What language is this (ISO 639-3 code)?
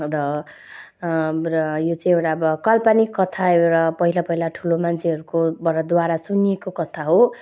nep